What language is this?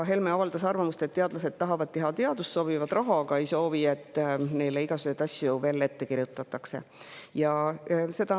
Estonian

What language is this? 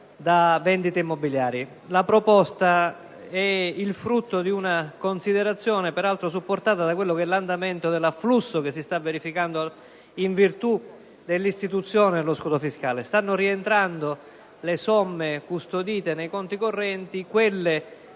Italian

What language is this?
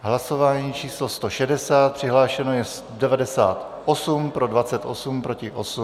Czech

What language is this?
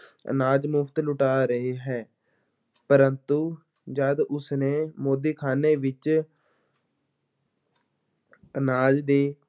Punjabi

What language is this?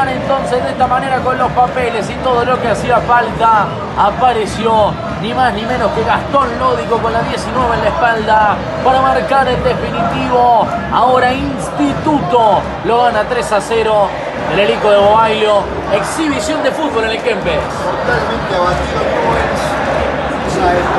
Spanish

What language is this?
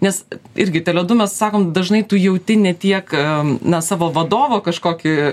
Lithuanian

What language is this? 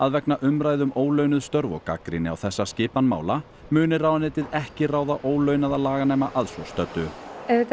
Icelandic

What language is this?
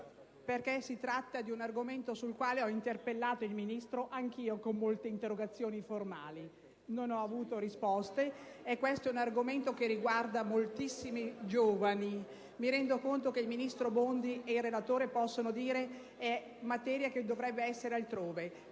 Italian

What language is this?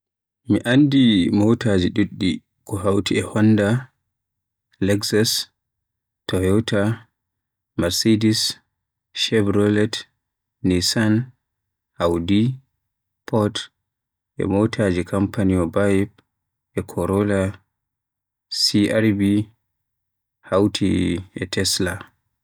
Western Niger Fulfulde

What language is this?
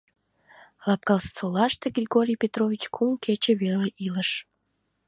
Mari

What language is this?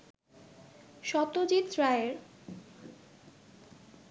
Bangla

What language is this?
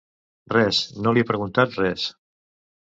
Catalan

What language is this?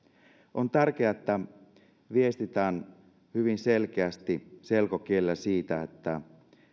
Finnish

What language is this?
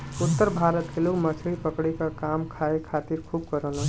Bhojpuri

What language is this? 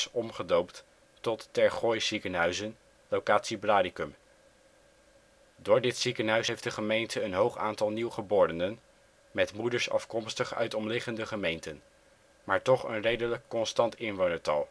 Dutch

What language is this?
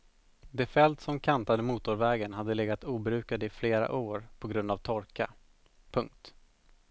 Swedish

